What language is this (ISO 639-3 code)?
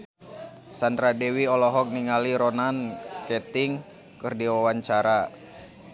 sun